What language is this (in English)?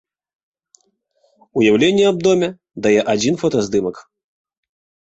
Belarusian